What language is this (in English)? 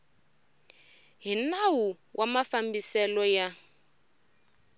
Tsonga